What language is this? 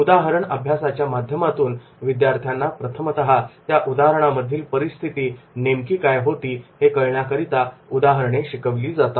Marathi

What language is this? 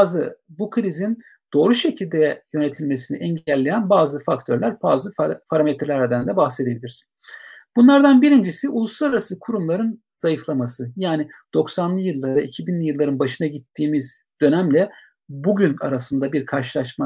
Turkish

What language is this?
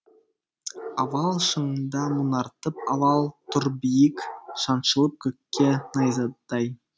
Kazakh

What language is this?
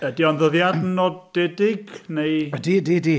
Welsh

